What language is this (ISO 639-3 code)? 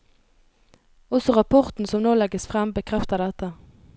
nor